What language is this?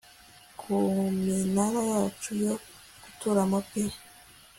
Kinyarwanda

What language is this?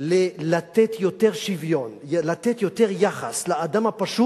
Hebrew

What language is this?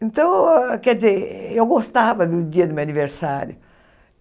Portuguese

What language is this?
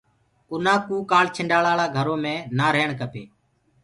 Gurgula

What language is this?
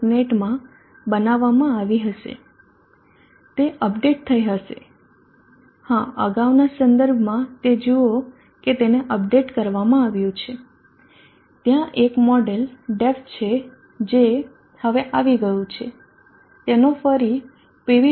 Gujarati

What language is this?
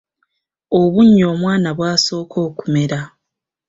Ganda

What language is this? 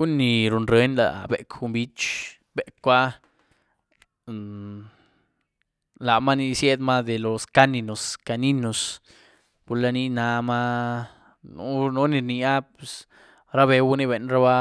Güilá Zapotec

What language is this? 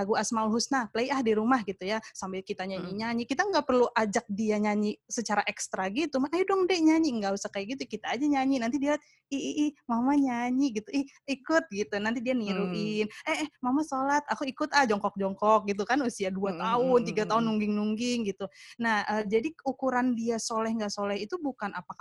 Indonesian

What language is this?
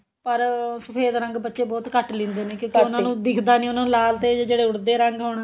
Punjabi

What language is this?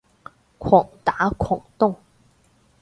Cantonese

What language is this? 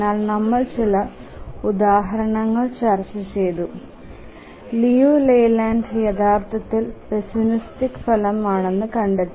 Malayalam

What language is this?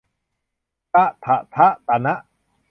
Thai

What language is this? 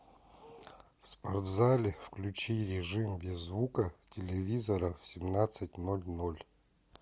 Russian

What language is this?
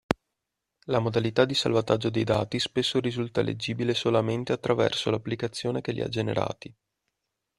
Italian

